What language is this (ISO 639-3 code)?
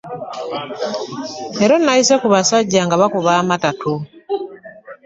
lug